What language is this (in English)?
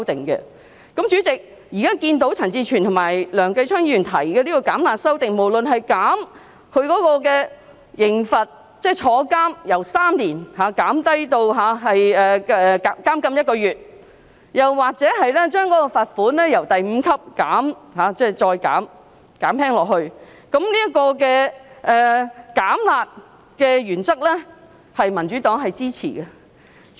Cantonese